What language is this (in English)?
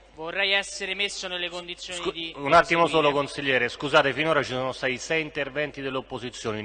Italian